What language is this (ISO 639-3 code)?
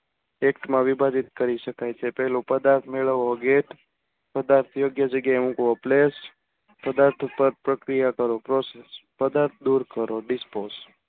guj